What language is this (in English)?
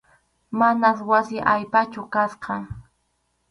Arequipa-La Unión Quechua